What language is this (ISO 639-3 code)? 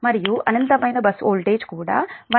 tel